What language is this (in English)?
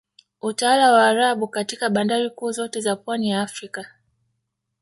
Swahili